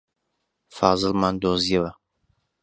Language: Central Kurdish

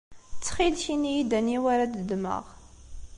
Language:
Kabyle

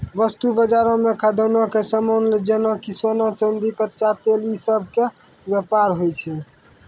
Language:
Maithili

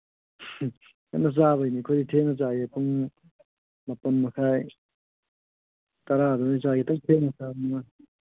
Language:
Manipuri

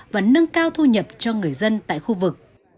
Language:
Vietnamese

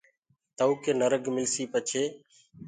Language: Gurgula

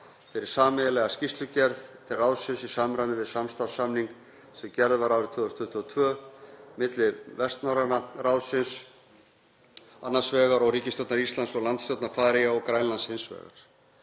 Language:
Icelandic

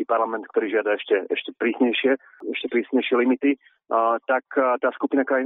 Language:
Slovak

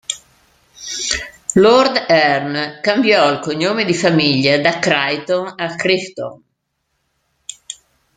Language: Italian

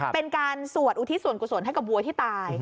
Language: Thai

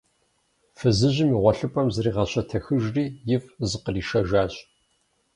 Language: Kabardian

